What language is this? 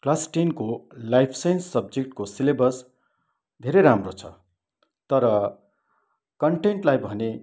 Nepali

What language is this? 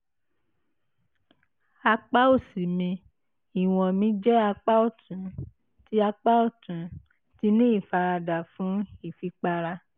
Yoruba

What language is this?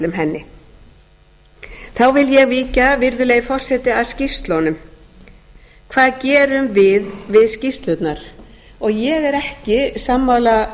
Icelandic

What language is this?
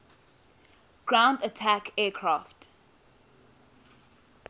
English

